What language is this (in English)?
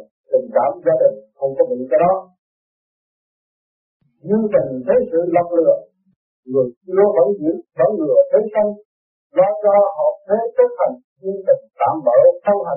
Vietnamese